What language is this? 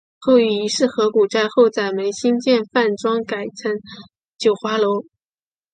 Chinese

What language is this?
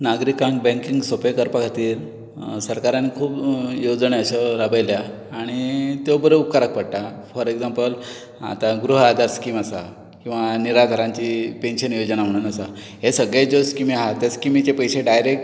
Konkani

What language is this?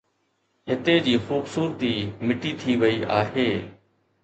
Sindhi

